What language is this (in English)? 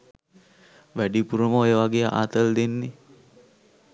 Sinhala